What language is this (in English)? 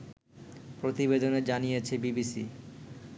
Bangla